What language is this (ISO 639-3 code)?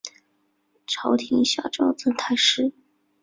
zho